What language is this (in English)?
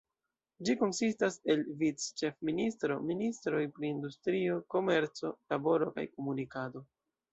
Esperanto